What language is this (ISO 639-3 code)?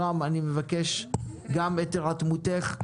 heb